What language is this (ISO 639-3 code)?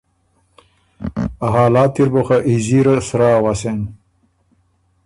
oru